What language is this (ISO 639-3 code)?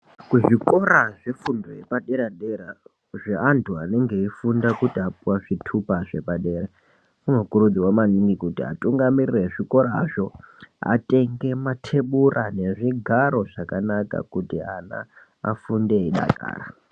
ndc